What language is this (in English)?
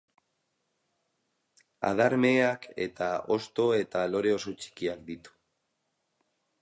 Basque